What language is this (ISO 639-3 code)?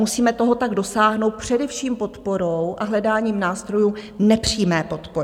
ces